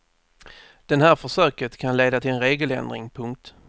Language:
Swedish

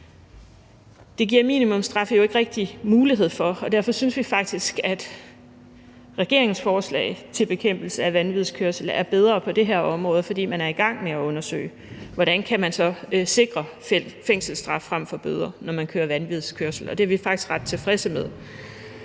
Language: Danish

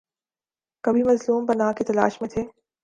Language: Urdu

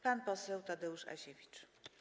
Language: Polish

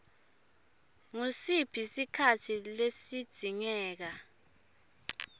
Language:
Swati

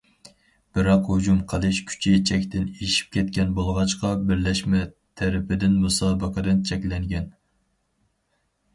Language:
Uyghur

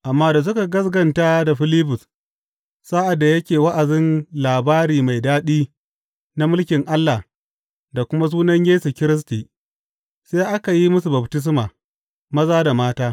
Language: Hausa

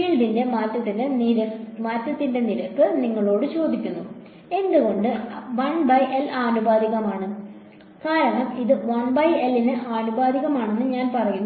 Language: Malayalam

